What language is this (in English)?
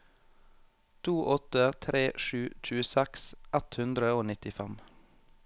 Norwegian